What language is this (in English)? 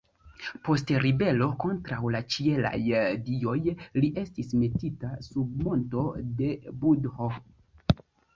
Esperanto